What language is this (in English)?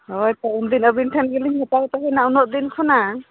Santali